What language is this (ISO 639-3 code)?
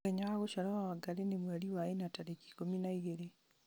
kik